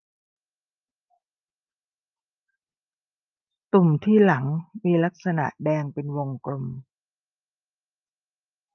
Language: Thai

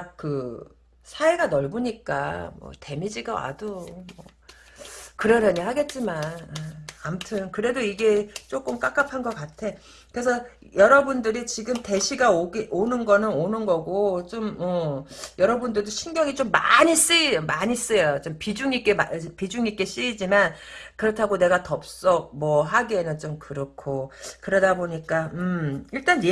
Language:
Korean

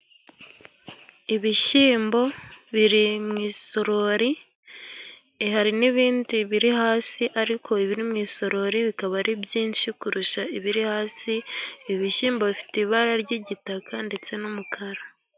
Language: Kinyarwanda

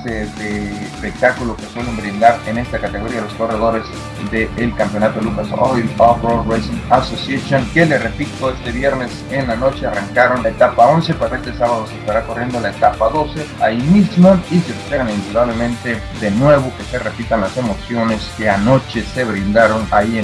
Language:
Spanish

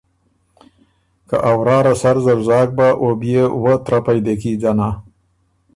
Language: Ormuri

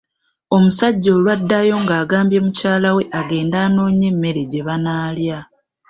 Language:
Ganda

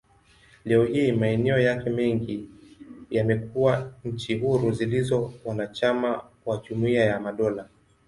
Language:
Swahili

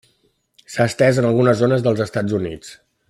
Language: Catalan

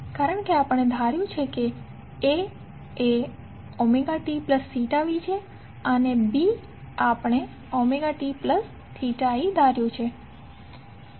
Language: Gujarati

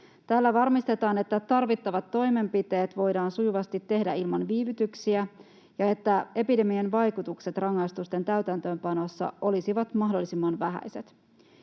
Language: Finnish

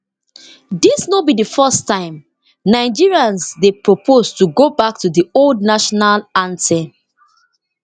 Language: Nigerian Pidgin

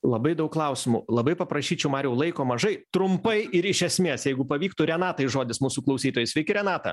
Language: Lithuanian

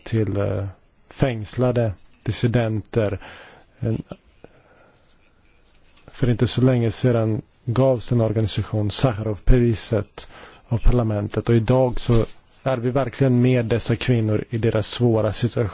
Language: Polish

